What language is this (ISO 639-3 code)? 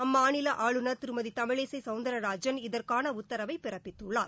tam